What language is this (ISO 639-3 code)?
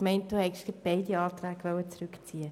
gsw